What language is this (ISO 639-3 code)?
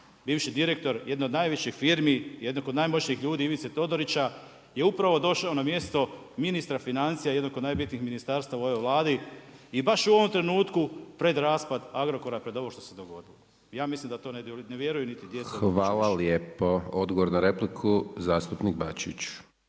hrv